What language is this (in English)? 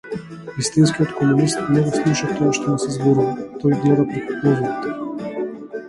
Macedonian